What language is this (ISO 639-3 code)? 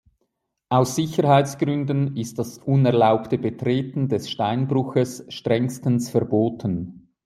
deu